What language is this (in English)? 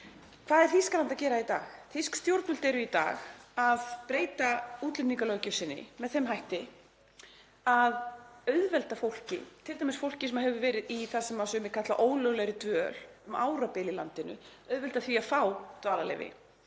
Icelandic